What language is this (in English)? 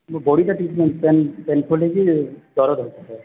Odia